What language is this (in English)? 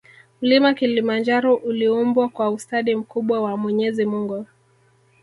Swahili